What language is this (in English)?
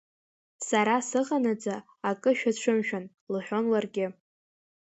Abkhazian